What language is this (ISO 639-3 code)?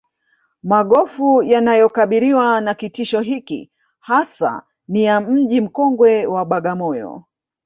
swa